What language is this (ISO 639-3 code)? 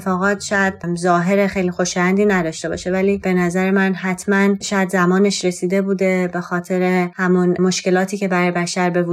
fas